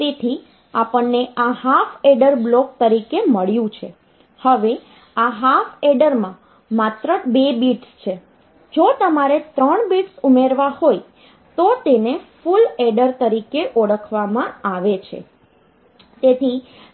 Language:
Gujarati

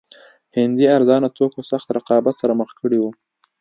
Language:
Pashto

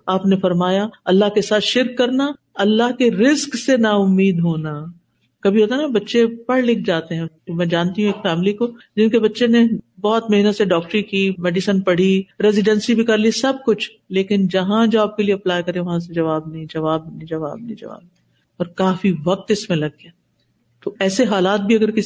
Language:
Urdu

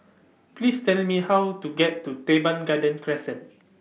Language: English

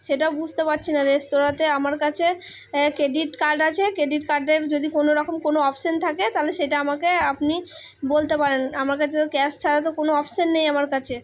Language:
Bangla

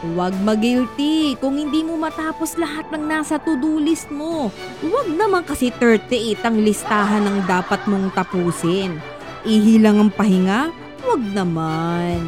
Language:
Filipino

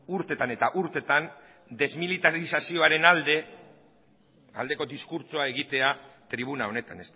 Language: Basque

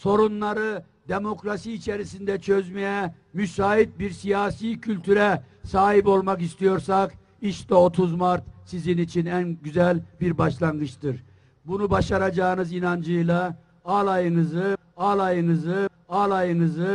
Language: Turkish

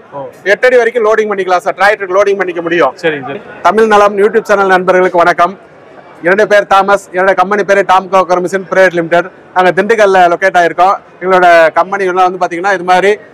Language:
Tamil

